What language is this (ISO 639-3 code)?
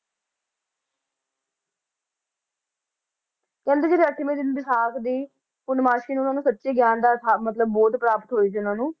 pan